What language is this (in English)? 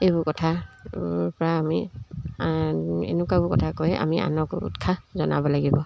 Assamese